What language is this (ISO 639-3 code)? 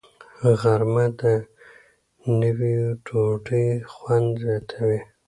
pus